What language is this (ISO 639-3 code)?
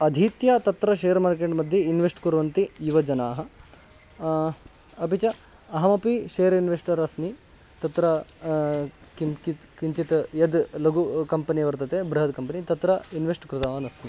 san